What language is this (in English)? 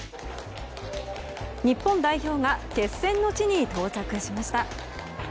Japanese